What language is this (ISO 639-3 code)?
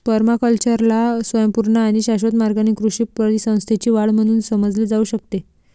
mar